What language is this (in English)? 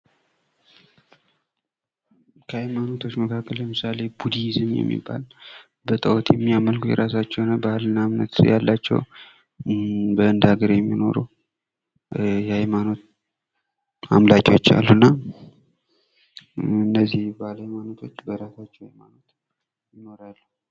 Amharic